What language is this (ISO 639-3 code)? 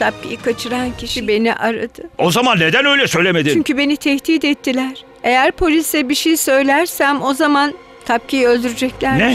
tur